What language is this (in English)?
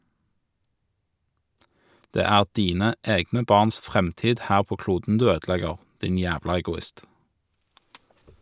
Norwegian